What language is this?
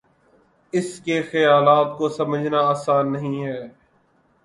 Urdu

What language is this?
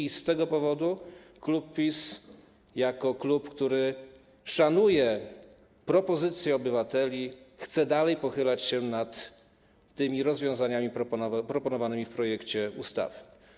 Polish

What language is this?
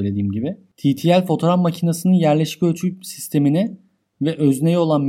Turkish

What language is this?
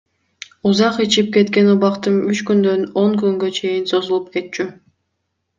Kyrgyz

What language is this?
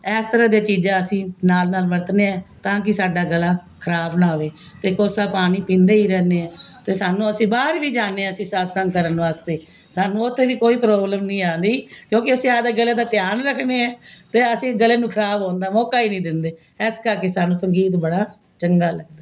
Punjabi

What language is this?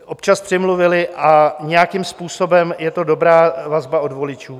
Czech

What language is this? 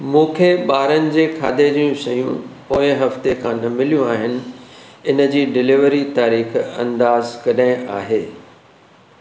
Sindhi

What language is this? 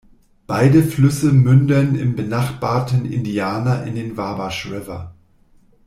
German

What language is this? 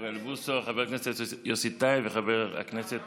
Hebrew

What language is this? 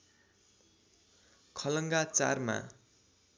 Nepali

